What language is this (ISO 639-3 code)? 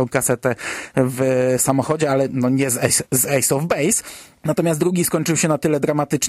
pol